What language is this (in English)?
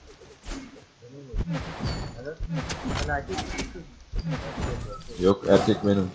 Turkish